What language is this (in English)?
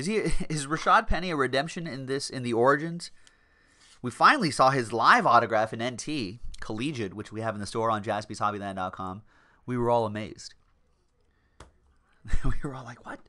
English